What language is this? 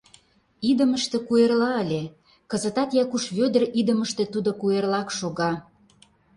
Mari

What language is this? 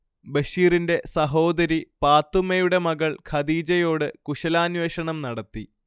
Malayalam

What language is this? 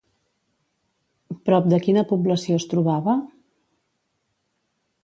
Catalan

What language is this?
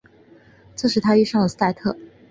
Chinese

